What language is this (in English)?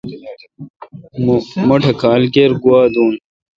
Kalkoti